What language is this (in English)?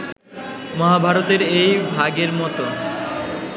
Bangla